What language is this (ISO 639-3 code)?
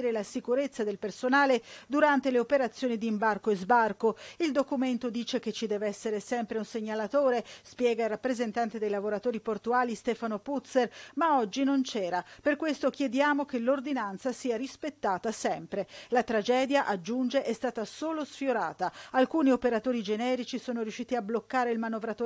ita